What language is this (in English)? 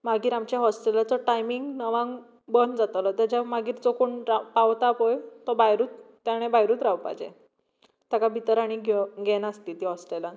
Konkani